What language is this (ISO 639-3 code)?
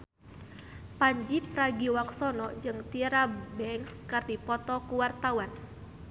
sun